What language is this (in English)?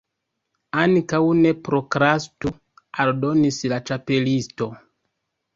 Esperanto